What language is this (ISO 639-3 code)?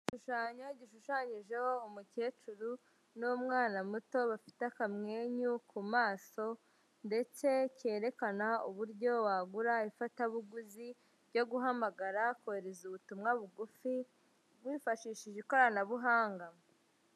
kin